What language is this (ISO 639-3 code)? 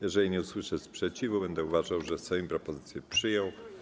pol